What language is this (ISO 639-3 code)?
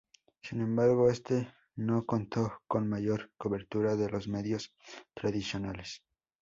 spa